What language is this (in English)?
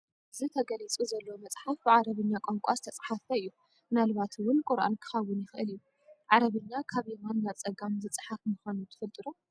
Tigrinya